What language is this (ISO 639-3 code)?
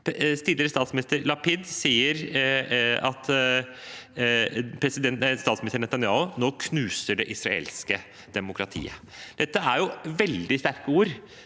nor